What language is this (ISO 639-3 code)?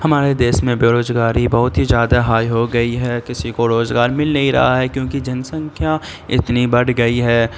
urd